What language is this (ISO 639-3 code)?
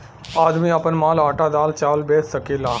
bho